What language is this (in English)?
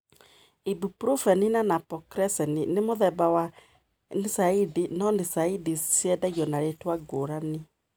Kikuyu